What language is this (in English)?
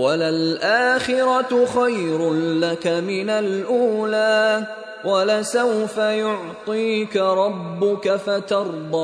Filipino